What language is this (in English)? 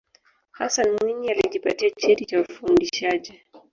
Swahili